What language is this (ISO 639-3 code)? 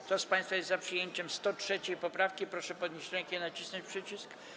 pol